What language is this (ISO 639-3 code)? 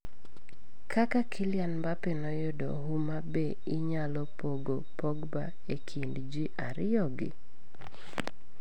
luo